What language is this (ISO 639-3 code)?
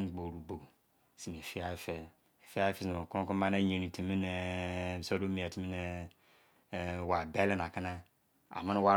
ijc